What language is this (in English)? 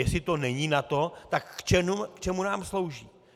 Czech